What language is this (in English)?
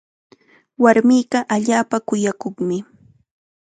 Chiquián Ancash Quechua